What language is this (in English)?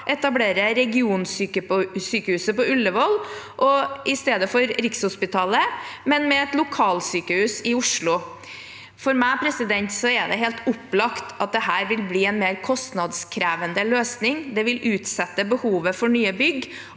Norwegian